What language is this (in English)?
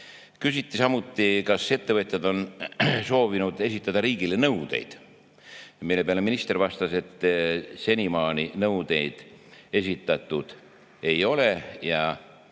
Estonian